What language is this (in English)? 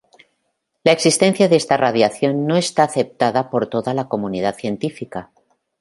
Spanish